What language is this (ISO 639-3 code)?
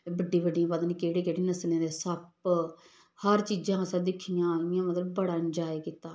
doi